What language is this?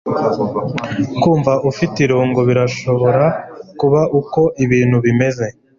Kinyarwanda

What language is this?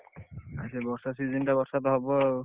Odia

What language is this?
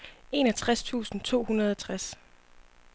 Danish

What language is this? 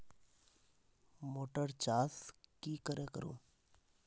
Magahi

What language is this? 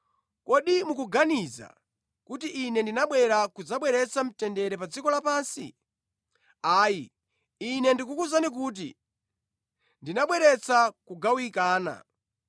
Nyanja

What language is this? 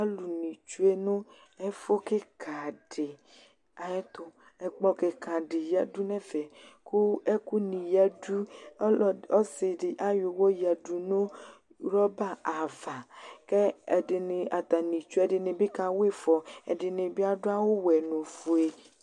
Ikposo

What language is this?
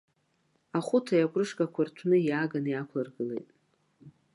Abkhazian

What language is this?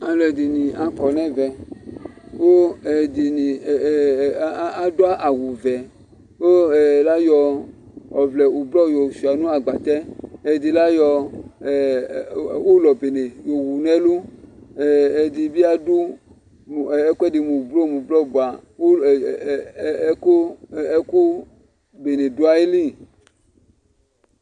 Ikposo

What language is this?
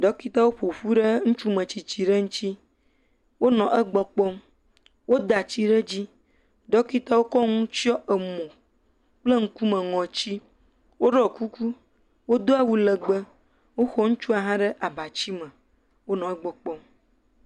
Ewe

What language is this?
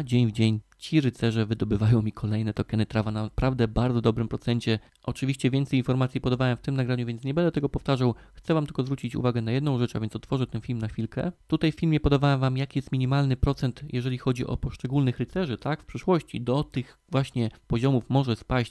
Polish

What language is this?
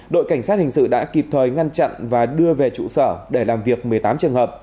Vietnamese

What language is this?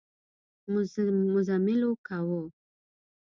Pashto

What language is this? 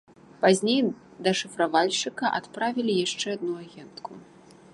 Belarusian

